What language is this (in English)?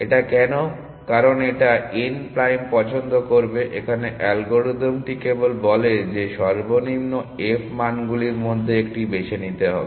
Bangla